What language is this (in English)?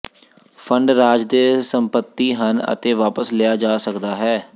Punjabi